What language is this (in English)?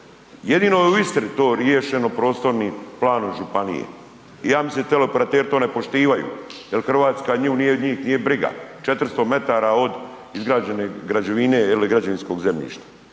Croatian